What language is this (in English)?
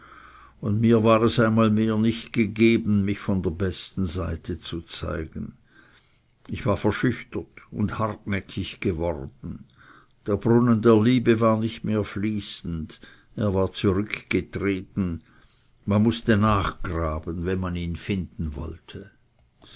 German